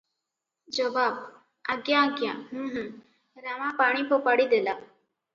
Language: Odia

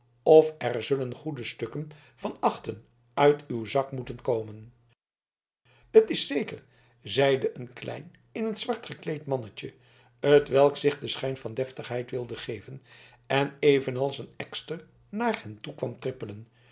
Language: Dutch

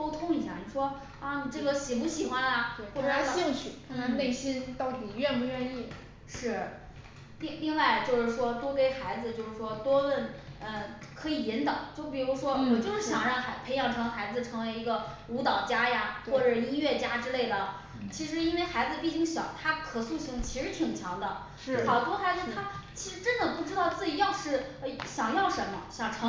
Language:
Chinese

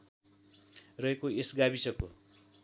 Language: Nepali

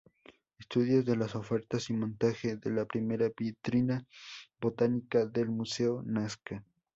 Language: Spanish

